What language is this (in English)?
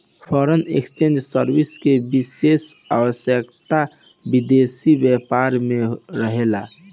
Bhojpuri